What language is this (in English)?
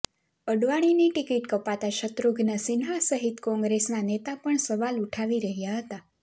Gujarati